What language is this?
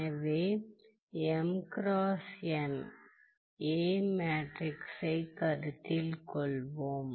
Tamil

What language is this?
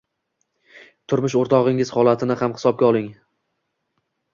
Uzbek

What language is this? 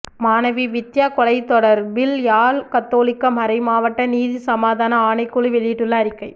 Tamil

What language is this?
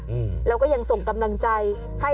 Thai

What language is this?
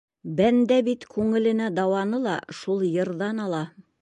Bashkir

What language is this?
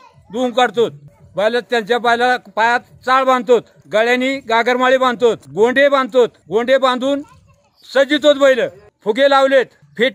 Marathi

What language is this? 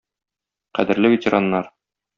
Tatar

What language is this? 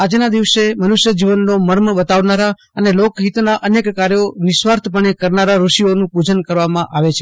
Gujarati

